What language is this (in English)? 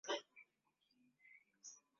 Swahili